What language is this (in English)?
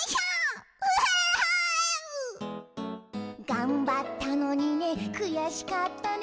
Japanese